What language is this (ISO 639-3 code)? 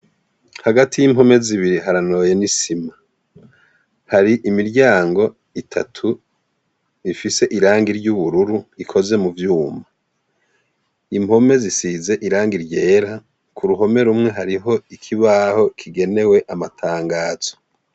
run